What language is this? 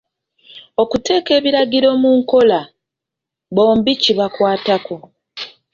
Ganda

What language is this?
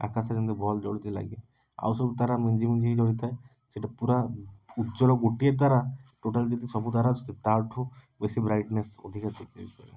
Odia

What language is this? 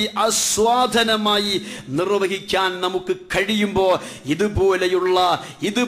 French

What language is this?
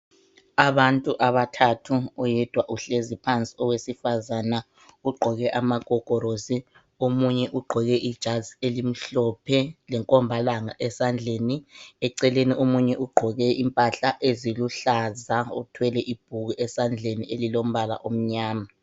North Ndebele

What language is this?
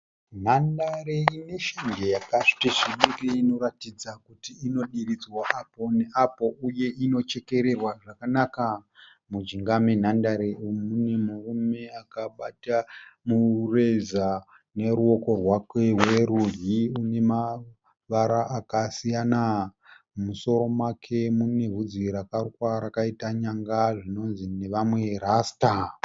Shona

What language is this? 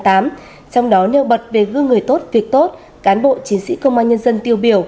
Vietnamese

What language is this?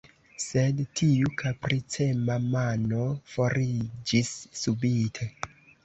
Esperanto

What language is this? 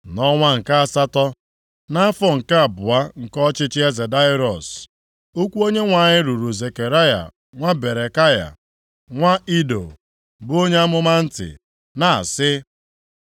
Igbo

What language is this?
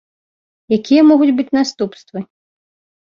Belarusian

